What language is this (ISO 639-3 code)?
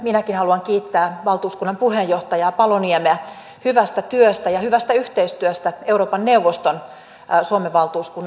fin